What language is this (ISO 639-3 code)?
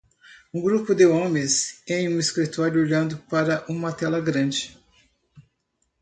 por